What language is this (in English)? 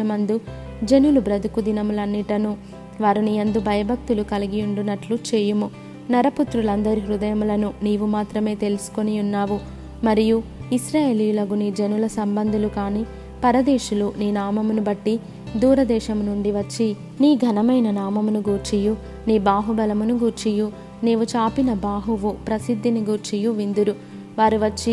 Telugu